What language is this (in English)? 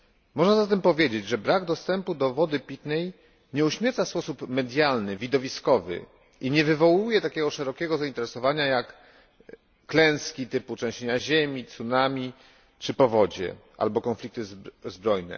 Polish